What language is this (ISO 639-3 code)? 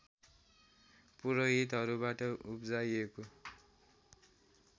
nep